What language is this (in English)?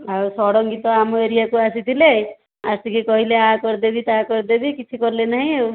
Odia